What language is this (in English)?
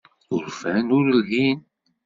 Kabyle